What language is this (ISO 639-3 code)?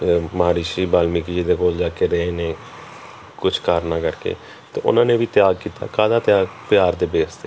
pan